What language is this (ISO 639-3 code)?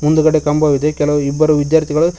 kan